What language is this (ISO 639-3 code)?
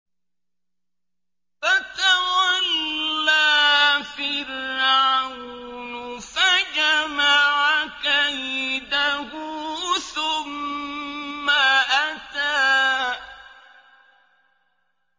ara